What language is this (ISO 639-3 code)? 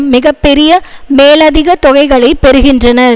tam